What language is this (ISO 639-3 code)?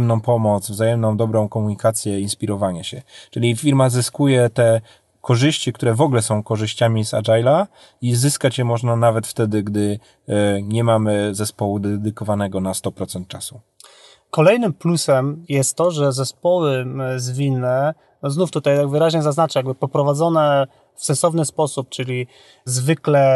pol